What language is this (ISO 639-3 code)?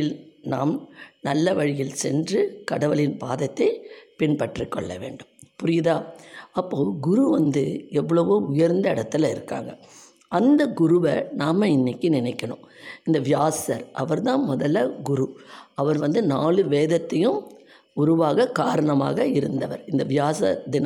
tam